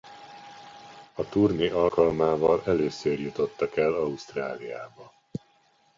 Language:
Hungarian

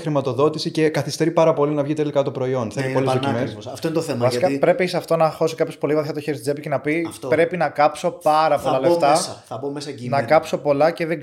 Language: Greek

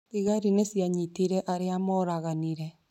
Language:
Kikuyu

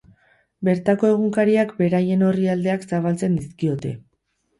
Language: Basque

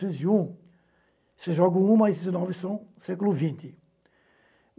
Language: Portuguese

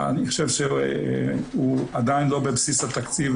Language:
Hebrew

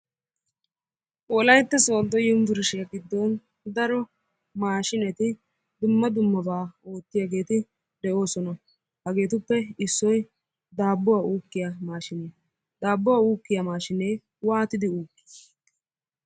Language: Wolaytta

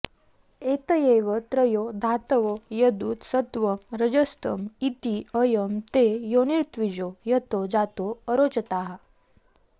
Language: Sanskrit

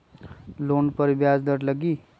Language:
Magahi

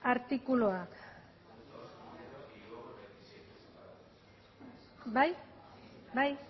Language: Basque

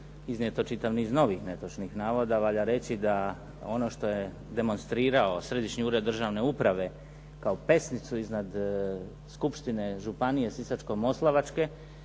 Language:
Croatian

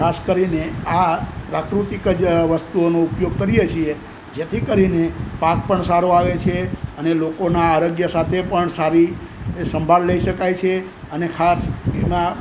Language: Gujarati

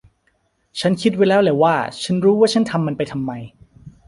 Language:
Thai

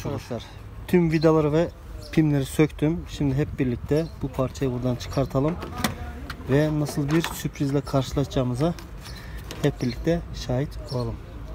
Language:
Turkish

